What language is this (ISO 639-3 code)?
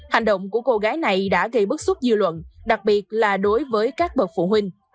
vie